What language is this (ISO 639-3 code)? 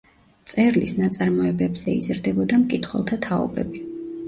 kat